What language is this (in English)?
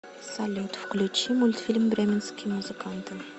Russian